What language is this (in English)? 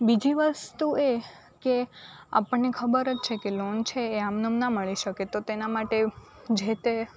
Gujarati